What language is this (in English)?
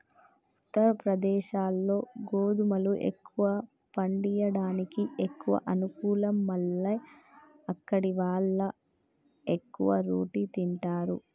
Telugu